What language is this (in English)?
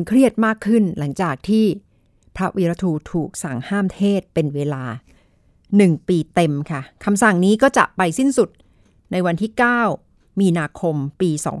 Thai